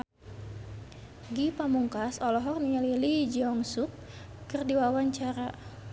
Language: Sundanese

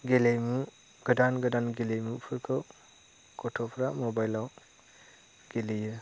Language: Bodo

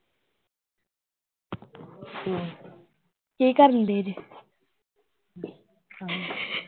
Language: Punjabi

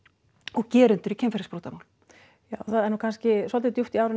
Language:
Icelandic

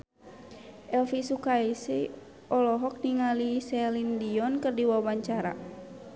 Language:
Sundanese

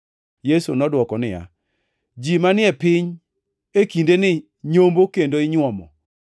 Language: Luo (Kenya and Tanzania)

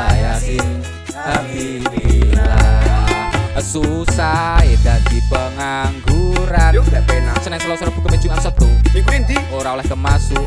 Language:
Indonesian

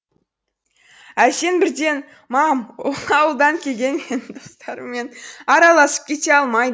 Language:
Kazakh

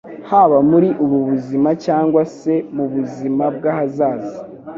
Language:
Kinyarwanda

